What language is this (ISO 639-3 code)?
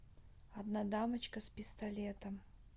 rus